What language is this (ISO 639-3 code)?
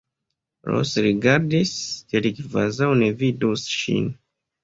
epo